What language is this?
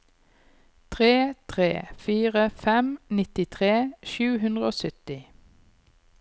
Norwegian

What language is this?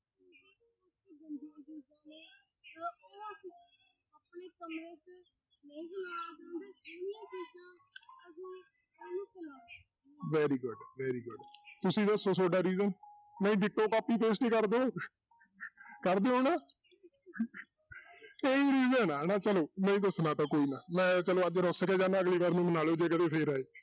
Punjabi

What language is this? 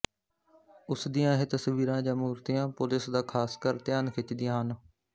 Punjabi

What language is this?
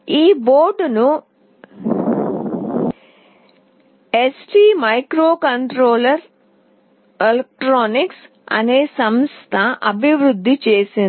Telugu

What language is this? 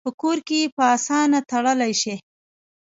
Pashto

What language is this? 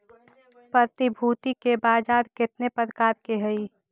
Magahi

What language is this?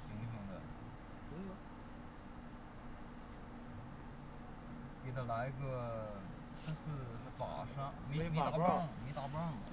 Chinese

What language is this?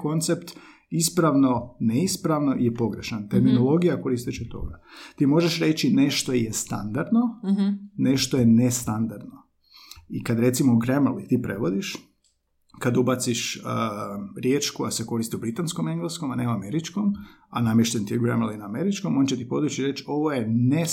Croatian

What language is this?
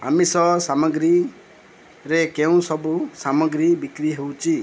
Odia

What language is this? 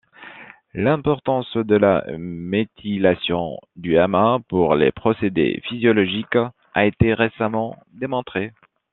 French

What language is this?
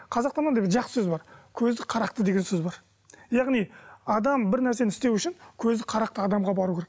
Kazakh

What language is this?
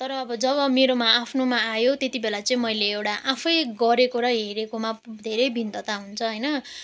Nepali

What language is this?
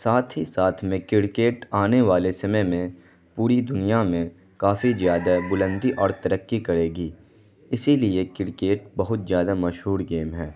Urdu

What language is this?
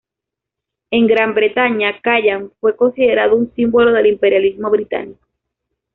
Spanish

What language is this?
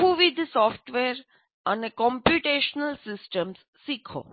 Gujarati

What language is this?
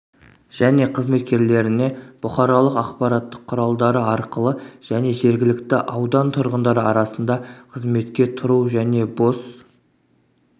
Kazakh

